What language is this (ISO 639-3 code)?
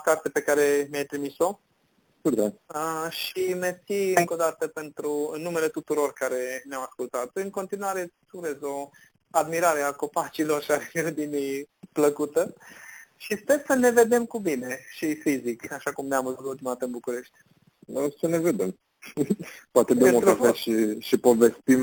ron